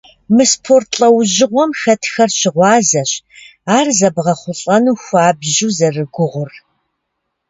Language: Kabardian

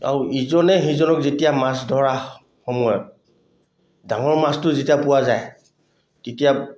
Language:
Assamese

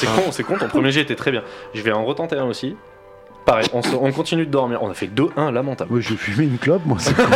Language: French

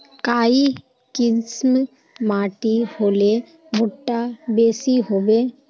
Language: Magahi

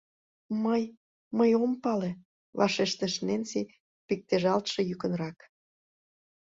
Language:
Mari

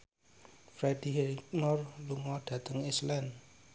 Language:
Javanese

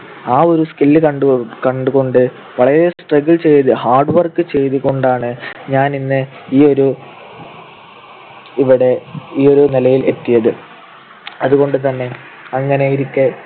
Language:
Malayalam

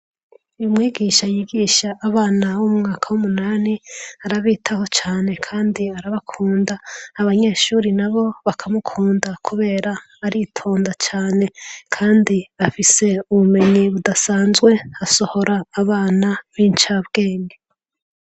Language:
Rundi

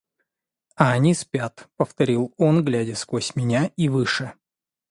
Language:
Russian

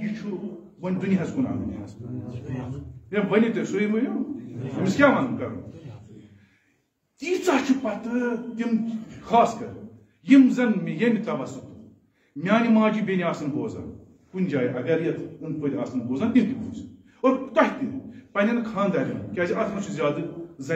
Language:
Arabic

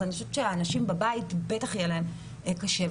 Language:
Hebrew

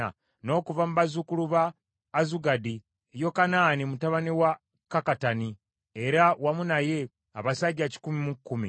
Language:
Ganda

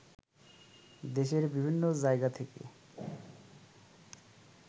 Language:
Bangla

